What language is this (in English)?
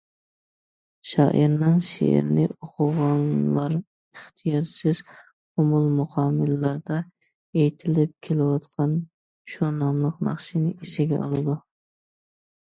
Uyghur